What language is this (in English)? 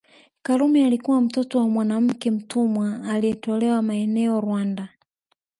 Swahili